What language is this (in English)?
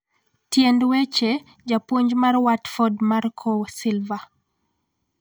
Luo (Kenya and Tanzania)